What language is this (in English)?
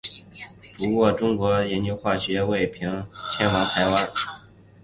Chinese